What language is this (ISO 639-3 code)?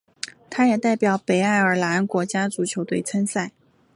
zho